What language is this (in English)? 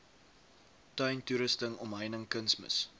Afrikaans